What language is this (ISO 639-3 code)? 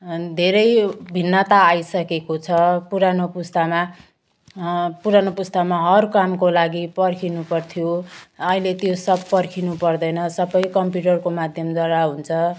nep